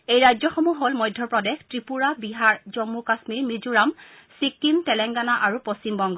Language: Assamese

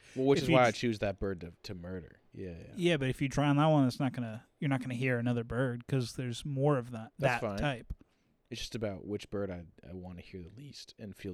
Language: English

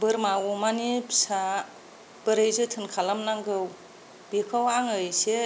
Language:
Bodo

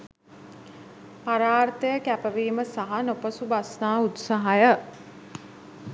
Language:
Sinhala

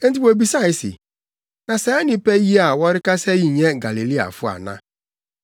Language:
Akan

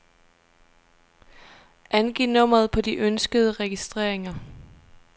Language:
Danish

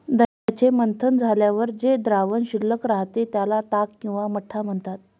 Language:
Marathi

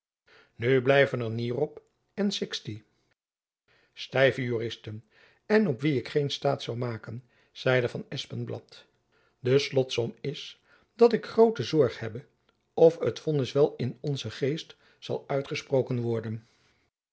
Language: Dutch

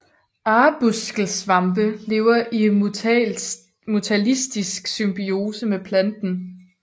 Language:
Danish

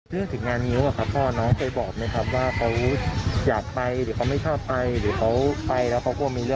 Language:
Thai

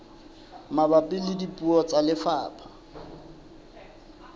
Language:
Southern Sotho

